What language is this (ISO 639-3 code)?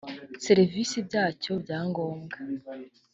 kin